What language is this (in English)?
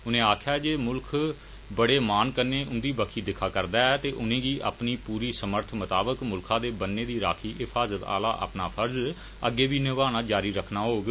Dogri